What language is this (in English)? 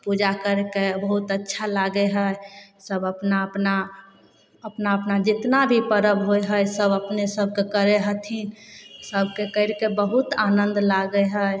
Maithili